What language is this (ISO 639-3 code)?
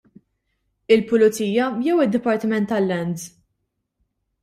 mlt